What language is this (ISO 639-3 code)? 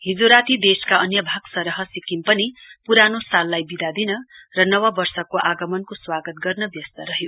nep